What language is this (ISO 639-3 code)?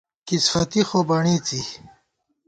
gwt